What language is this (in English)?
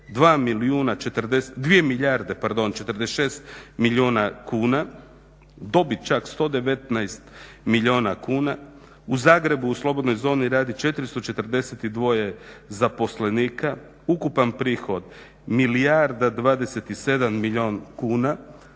Croatian